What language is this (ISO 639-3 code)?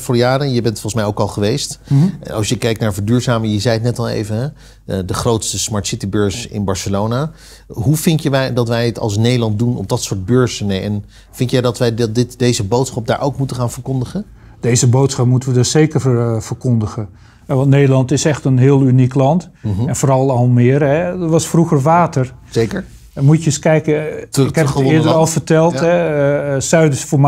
nld